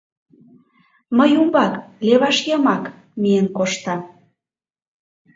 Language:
Mari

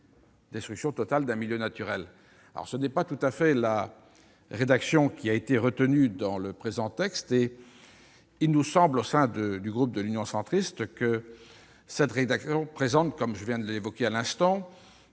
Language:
French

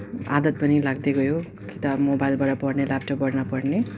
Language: Nepali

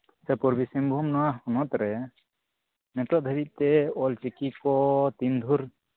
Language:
Santali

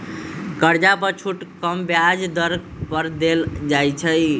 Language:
Magahi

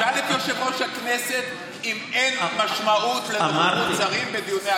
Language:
Hebrew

